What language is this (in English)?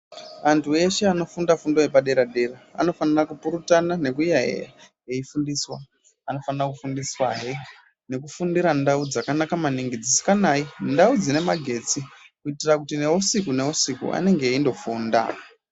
Ndau